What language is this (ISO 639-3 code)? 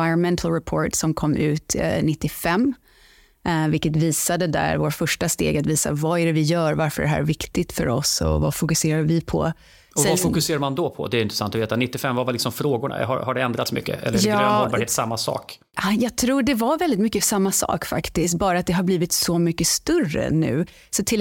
swe